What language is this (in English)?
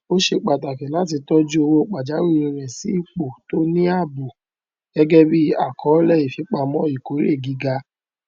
Yoruba